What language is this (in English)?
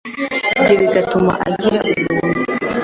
Kinyarwanda